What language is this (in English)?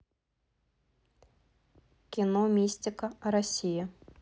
Russian